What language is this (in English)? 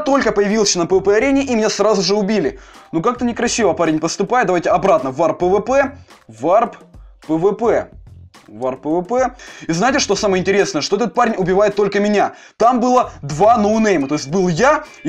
Russian